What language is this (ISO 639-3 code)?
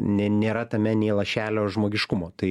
lit